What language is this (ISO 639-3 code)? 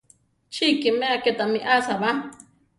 tar